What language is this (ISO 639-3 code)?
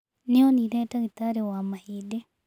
kik